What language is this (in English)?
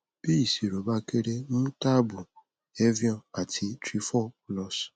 Yoruba